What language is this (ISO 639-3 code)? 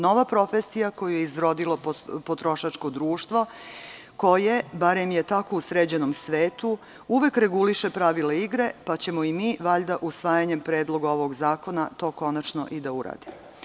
srp